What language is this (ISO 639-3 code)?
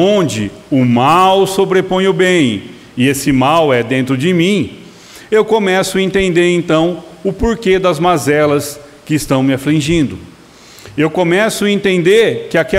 por